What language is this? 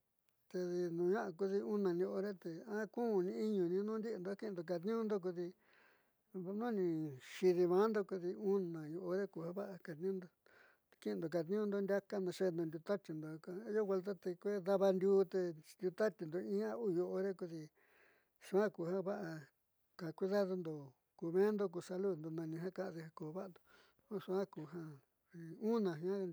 Southeastern Nochixtlán Mixtec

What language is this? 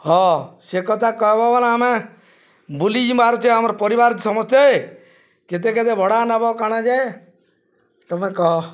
Odia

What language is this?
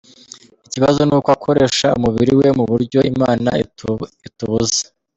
Kinyarwanda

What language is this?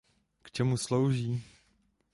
Czech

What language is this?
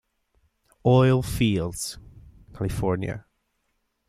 Italian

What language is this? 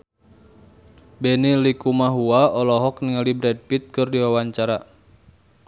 Sundanese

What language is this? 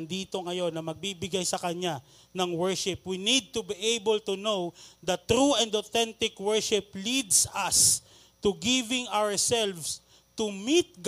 Filipino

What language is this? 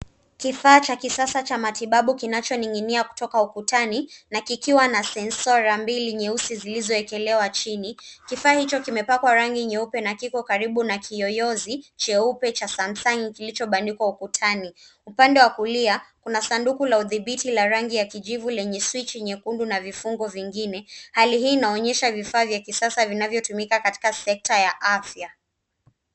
Swahili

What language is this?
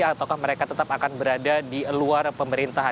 Indonesian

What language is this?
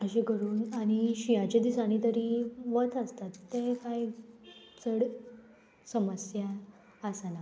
Konkani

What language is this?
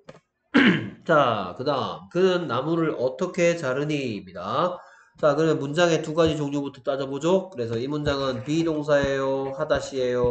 Korean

